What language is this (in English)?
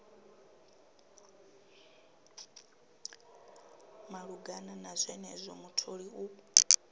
Venda